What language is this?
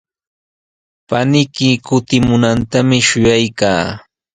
Sihuas Ancash Quechua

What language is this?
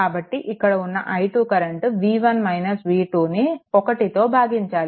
Telugu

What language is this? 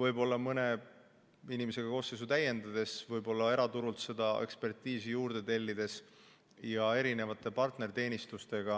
Estonian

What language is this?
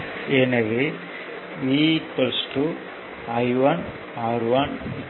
Tamil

